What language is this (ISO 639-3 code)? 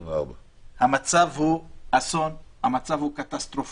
heb